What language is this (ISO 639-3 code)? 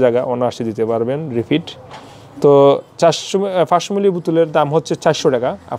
ind